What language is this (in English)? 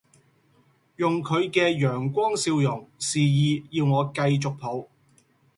Cantonese